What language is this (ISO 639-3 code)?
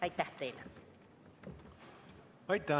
est